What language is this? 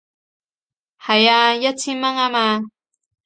Cantonese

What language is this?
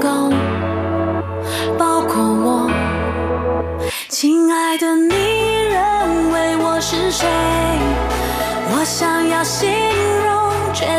Vietnamese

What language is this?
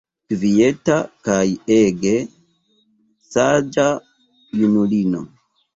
Esperanto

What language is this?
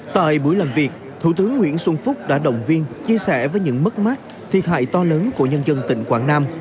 Vietnamese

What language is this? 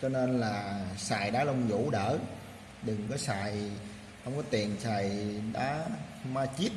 Vietnamese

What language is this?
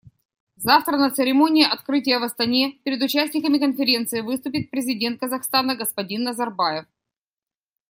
Russian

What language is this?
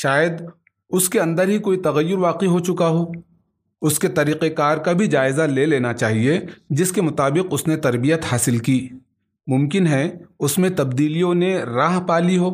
Urdu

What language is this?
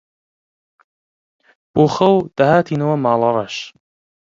Central Kurdish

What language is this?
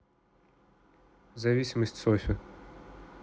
Russian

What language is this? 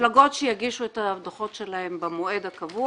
Hebrew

